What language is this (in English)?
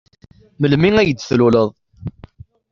Kabyle